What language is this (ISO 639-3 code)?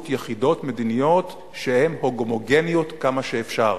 heb